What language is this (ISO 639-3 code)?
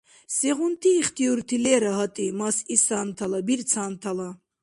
dar